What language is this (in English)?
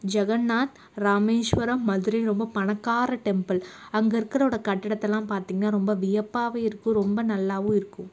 Tamil